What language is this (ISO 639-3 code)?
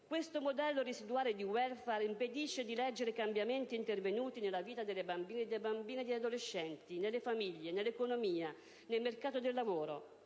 ita